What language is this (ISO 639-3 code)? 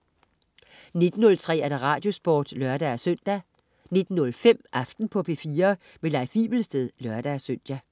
dan